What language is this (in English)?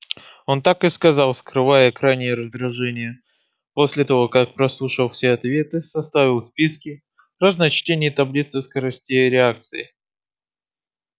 Russian